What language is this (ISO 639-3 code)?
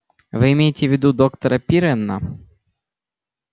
rus